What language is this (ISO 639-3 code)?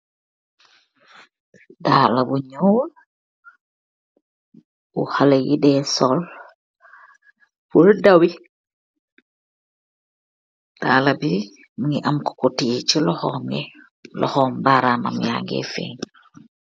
wol